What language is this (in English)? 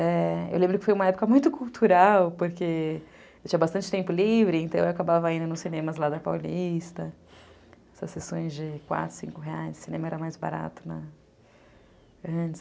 Portuguese